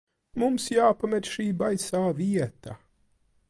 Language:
Latvian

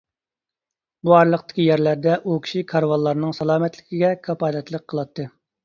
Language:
Uyghur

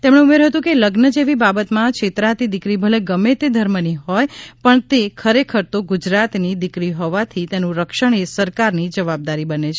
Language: Gujarati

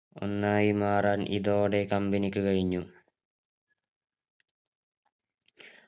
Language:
Malayalam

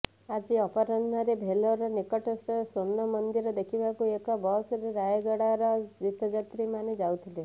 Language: Odia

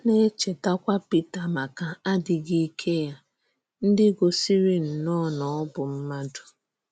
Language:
Igbo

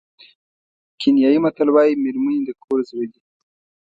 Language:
Pashto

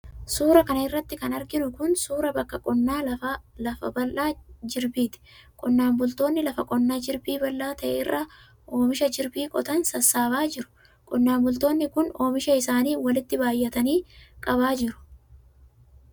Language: Oromo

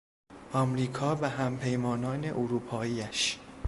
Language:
Persian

